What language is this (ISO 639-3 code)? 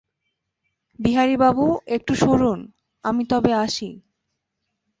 ben